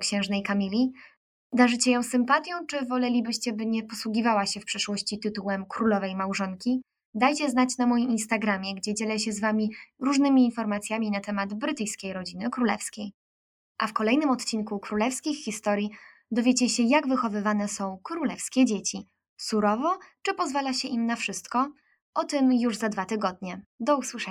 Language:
Polish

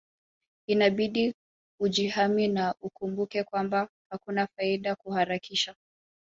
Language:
Swahili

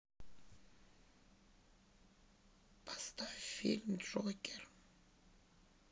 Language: Russian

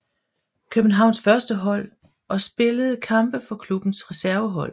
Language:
Danish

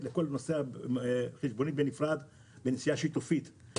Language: Hebrew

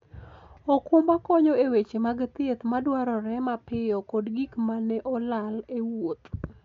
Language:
Luo (Kenya and Tanzania)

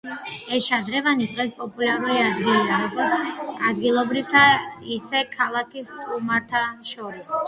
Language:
Georgian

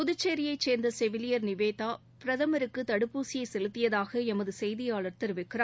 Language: Tamil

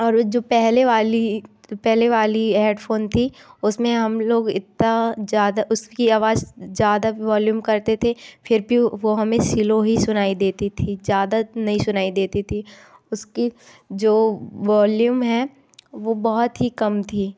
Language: Hindi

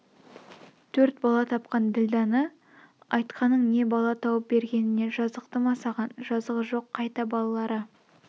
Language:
Kazakh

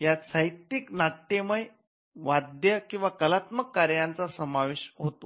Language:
Marathi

